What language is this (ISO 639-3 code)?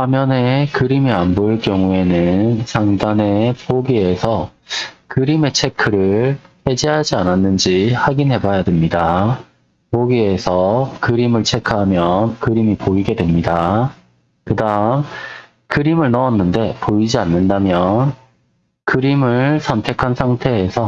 kor